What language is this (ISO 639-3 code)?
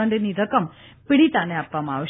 guj